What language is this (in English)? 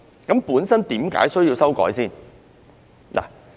Cantonese